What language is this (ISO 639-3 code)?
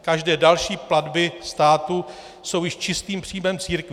ces